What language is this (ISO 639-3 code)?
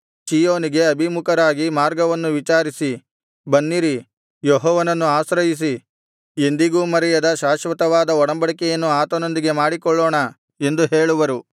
kan